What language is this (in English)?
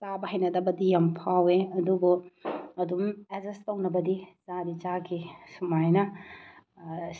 Manipuri